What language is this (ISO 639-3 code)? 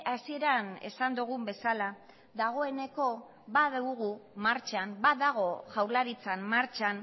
eus